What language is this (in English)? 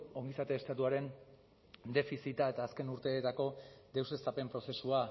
Basque